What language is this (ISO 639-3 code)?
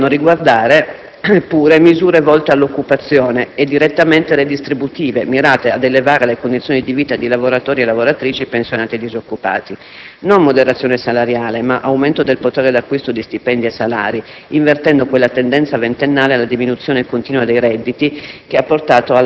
ita